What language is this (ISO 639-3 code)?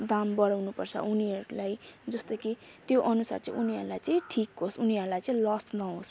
nep